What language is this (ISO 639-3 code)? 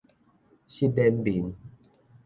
nan